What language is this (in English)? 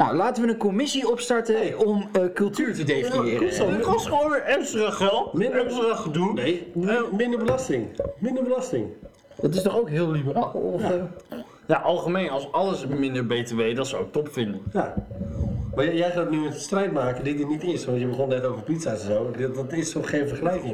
Dutch